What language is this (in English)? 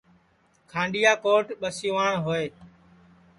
Sansi